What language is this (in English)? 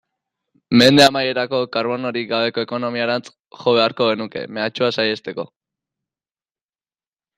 Basque